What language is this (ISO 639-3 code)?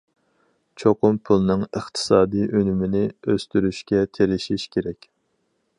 uig